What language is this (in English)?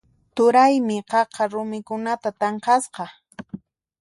Puno Quechua